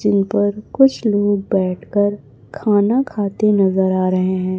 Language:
Hindi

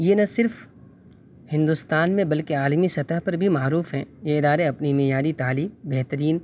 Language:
Urdu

